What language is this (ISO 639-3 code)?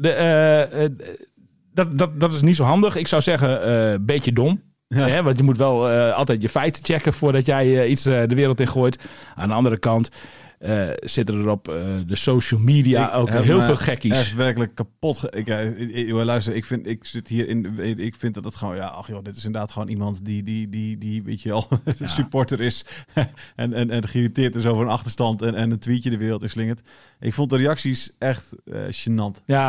nld